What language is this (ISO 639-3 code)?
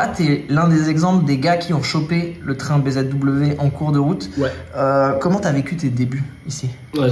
fra